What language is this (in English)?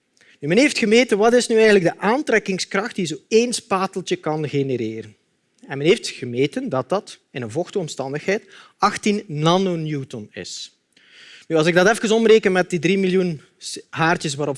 Dutch